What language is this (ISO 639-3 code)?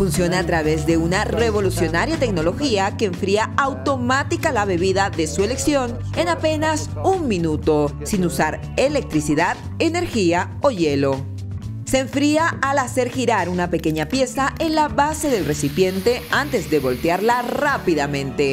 spa